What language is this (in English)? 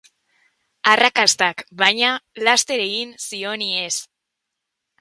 Basque